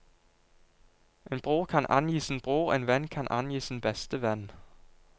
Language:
Norwegian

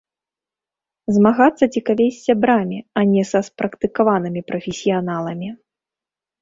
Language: Belarusian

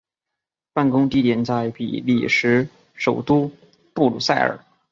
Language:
Chinese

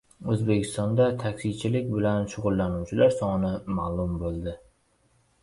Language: Uzbek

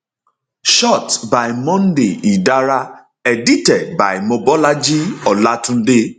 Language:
Nigerian Pidgin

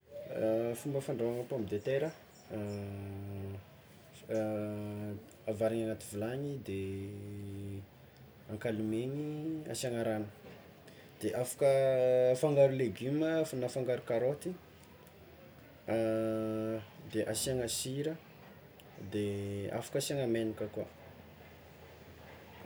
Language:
Tsimihety Malagasy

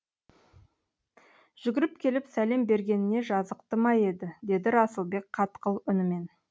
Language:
Kazakh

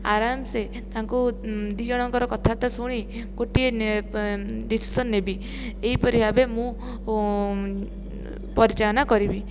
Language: Odia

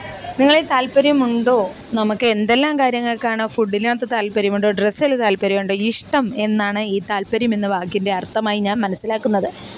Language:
Malayalam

